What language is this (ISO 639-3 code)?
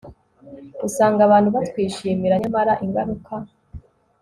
kin